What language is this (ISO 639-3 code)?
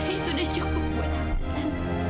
ind